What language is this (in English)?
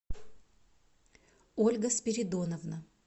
Russian